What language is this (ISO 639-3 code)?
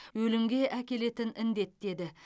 kaz